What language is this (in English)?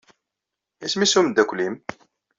Kabyle